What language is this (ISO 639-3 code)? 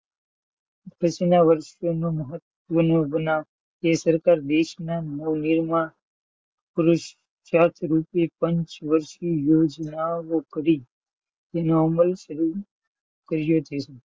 guj